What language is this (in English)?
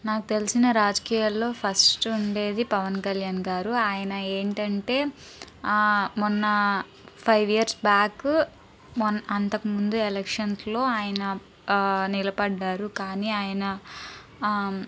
Telugu